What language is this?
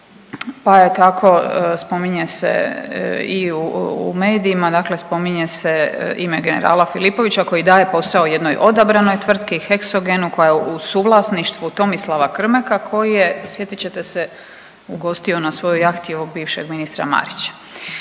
Croatian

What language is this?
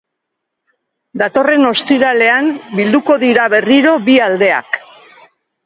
Basque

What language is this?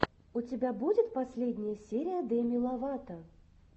Russian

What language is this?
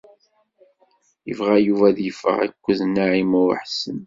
Kabyle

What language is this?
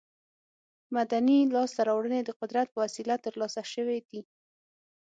Pashto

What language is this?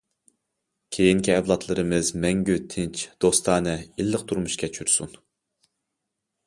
Uyghur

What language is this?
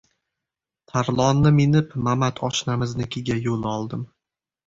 Uzbek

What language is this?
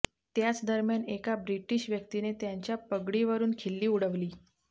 Marathi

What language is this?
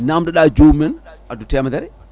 Fula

